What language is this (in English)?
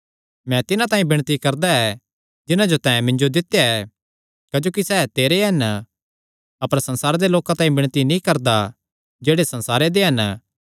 Kangri